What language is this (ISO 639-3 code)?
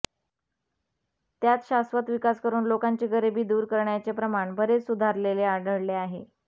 mar